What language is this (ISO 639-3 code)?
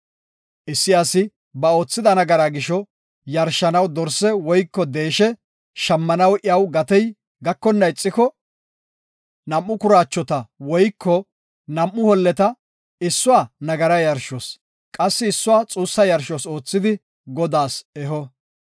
gof